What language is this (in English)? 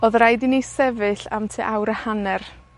Welsh